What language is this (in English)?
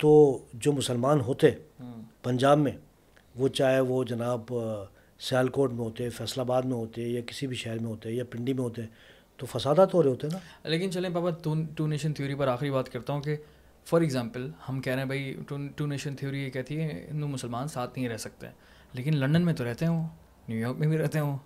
Urdu